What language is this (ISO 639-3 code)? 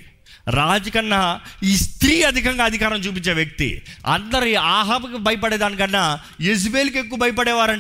tel